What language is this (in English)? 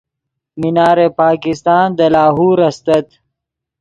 Yidgha